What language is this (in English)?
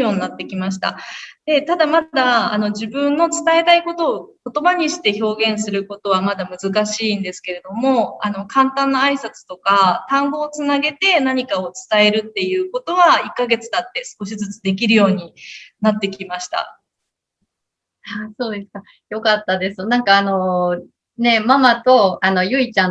Japanese